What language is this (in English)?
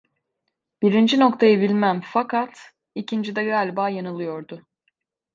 Turkish